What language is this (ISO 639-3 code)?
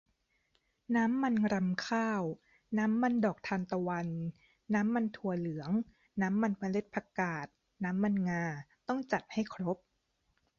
tha